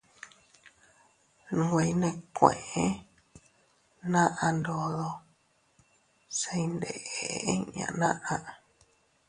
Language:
Teutila Cuicatec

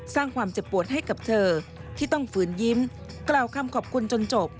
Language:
Thai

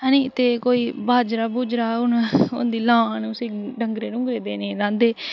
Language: Dogri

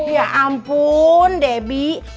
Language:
Indonesian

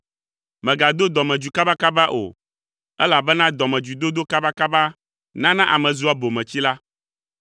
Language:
Ewe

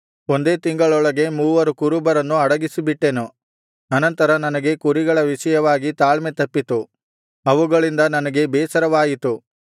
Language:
Kannada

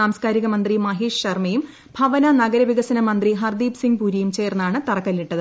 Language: Malayalam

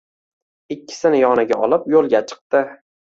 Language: Uzbek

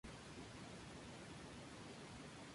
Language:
Spanish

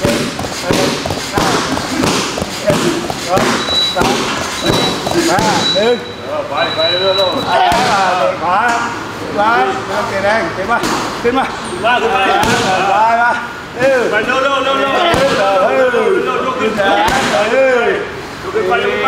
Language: Thai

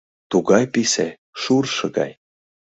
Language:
Mari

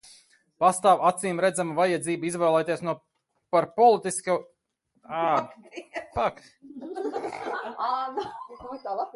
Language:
Latvian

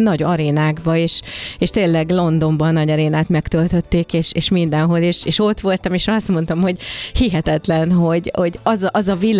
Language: Hungarian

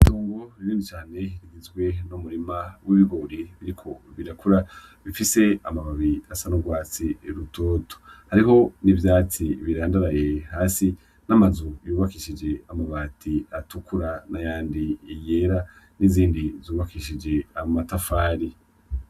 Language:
Rundi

